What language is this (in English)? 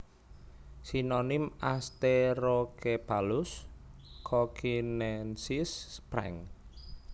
Javanese